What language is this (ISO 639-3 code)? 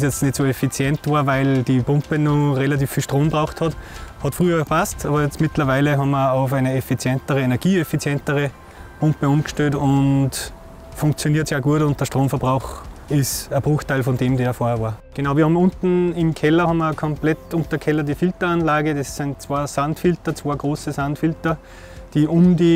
deu